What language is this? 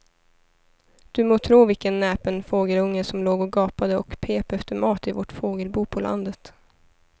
Swedish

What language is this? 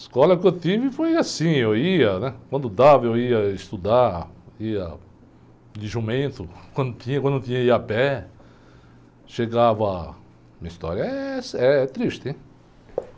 Portuguese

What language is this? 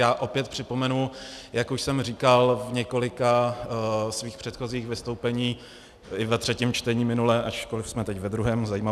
Czech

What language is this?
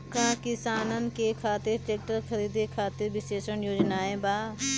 Bhojpuri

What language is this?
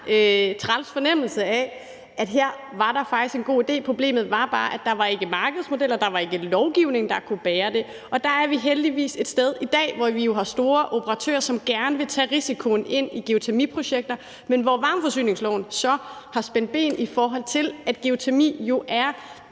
Danish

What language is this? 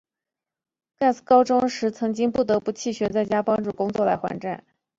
Chinese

